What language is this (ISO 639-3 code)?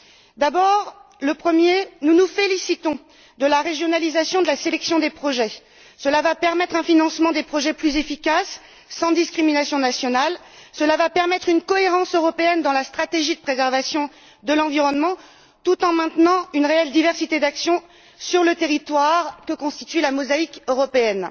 fra